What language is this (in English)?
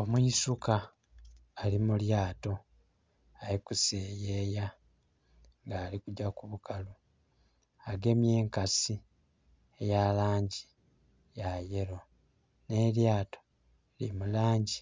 Soga